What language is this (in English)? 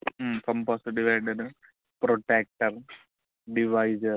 Telugu